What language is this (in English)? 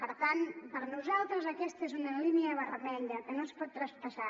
Catalan